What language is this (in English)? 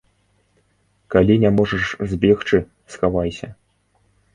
Belarusian